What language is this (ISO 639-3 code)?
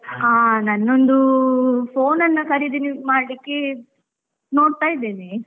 kan